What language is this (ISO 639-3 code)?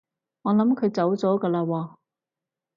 yue